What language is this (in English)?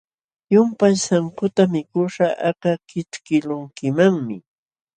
Jauja Wanca Quechua